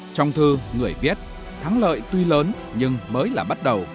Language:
Vietnamese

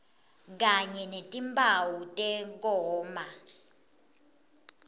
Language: Swati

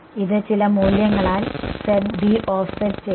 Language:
Malayalam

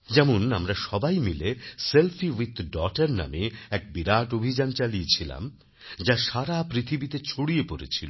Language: Bangla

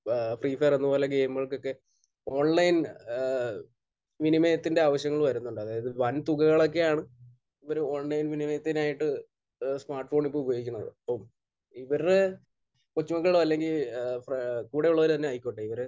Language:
Malayalam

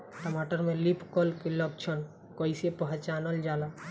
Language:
Bhojpuri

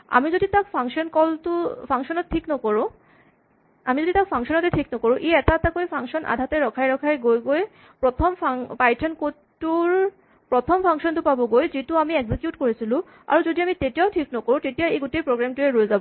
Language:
Assamese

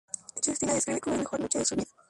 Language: Spanish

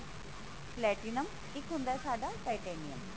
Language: Punjabi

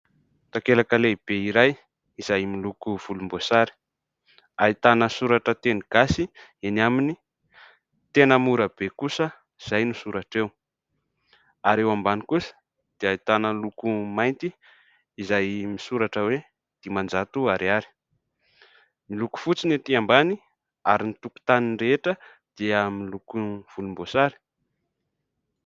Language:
Malagasy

